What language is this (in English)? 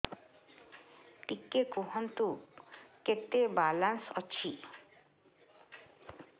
Odia